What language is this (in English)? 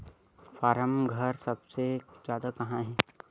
Chhattisgarhi